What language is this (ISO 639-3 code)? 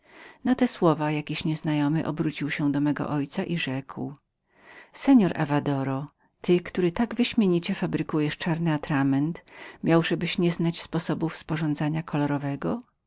pol